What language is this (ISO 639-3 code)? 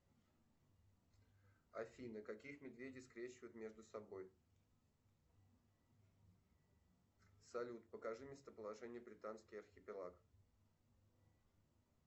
rus